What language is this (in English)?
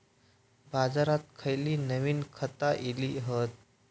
Marathi